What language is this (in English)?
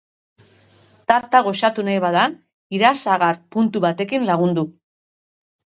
Basque